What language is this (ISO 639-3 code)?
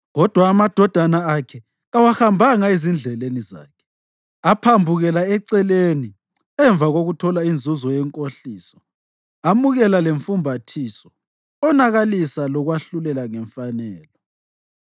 nde